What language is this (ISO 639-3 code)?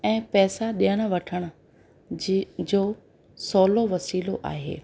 snd